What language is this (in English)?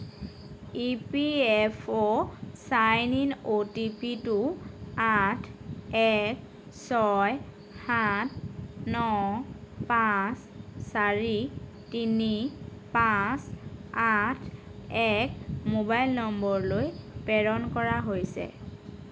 Assamese